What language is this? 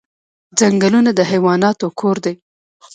Pashto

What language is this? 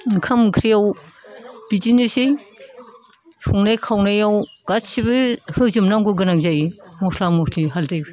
Bodo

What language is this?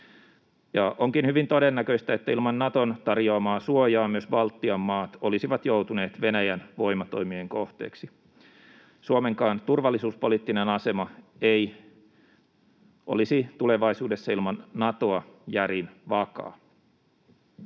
Finnish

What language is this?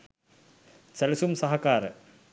Sinhala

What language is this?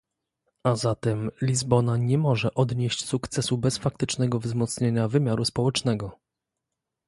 Polish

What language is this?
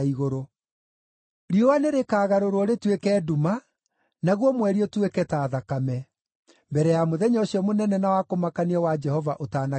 Kikuyu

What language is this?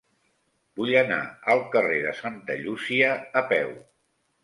Catalan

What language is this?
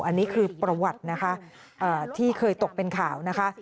Thai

